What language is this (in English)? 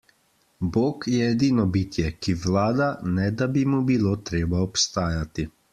Slovenian